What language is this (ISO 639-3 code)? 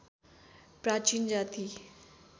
nep